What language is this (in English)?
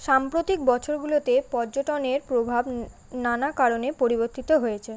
Bangla